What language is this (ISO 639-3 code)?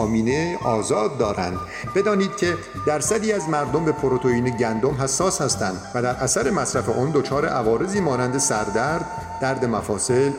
fas